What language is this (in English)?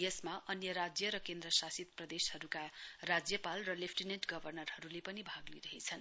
Nepali